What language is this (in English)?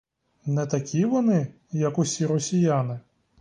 Ukrainian